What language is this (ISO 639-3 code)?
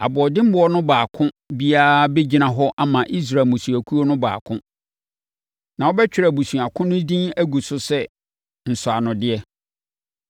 aka